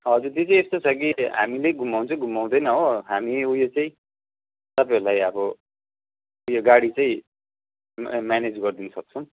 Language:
Nepali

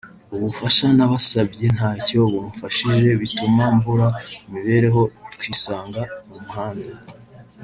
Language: Kinyarwanda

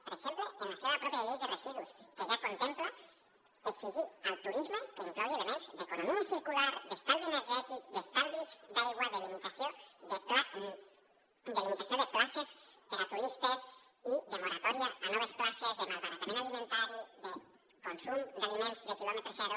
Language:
Catalan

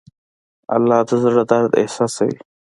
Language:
Pashto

